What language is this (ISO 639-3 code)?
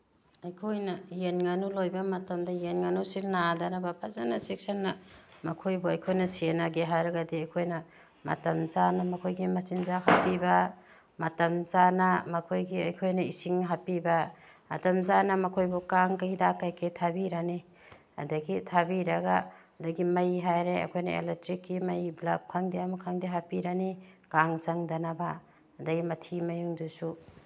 mni